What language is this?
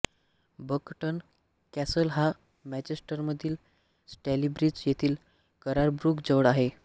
Marathi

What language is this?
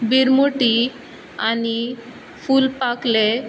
Konkani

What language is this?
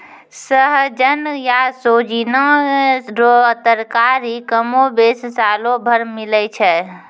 Maithili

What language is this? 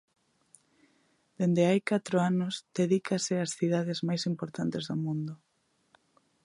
Galician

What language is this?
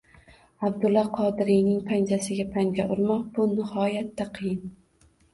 Uzbek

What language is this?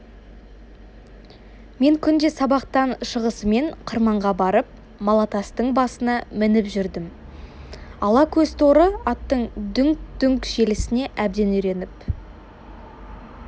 Kazakh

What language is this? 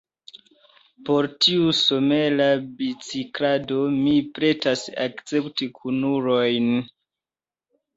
Esperanto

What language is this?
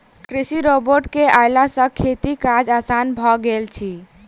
Maithili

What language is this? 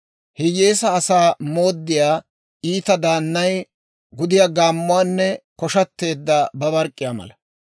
Dawro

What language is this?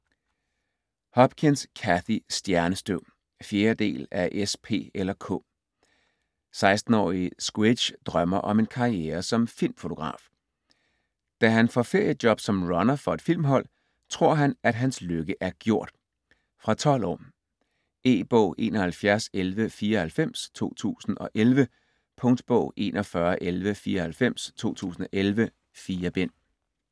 Danish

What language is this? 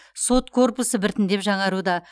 Kazakh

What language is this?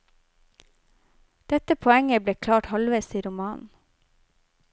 Norwegian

